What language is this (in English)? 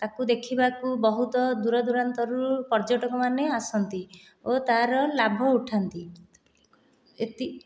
Odia